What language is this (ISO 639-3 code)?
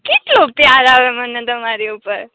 guj